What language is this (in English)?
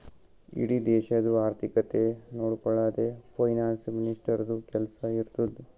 Kannada